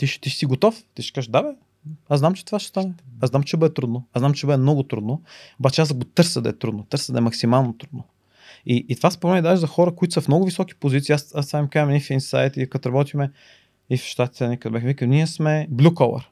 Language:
Bulgarian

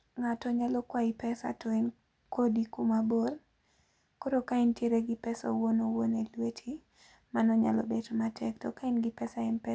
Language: Luo (Kenya and Tanzania)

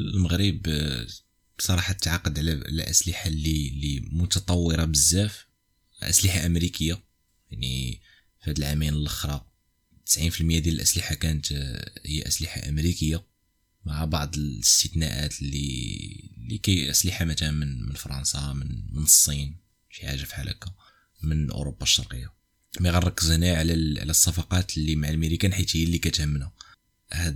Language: Arabic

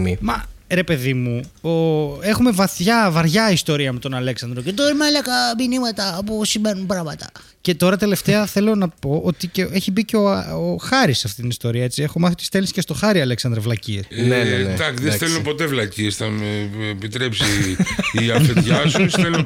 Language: Greek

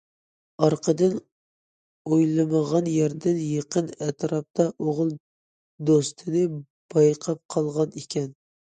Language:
Uyghur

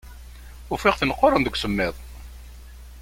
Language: Kabyle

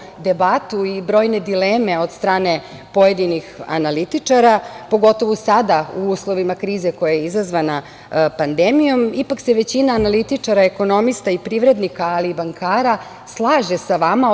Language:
Serbian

